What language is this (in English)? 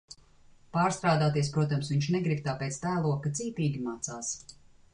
Latvian